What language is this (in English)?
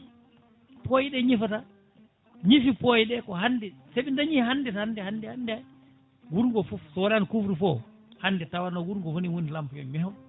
Fula